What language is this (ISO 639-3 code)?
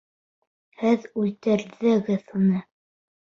bak